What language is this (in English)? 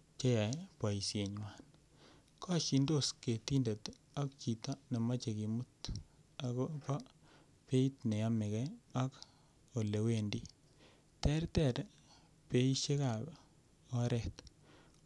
Kalenjin